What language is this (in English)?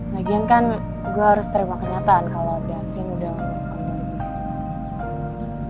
Indonesian